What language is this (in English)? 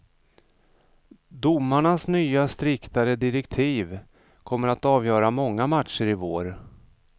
Swedish